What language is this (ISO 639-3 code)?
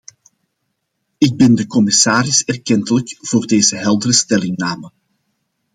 nld